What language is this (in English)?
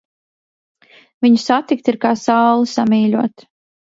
Latvian